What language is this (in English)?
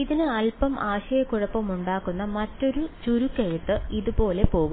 Malayalam